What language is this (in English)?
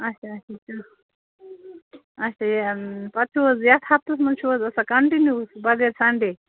Kashmiri